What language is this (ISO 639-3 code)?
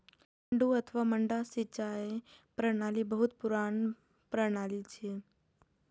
mai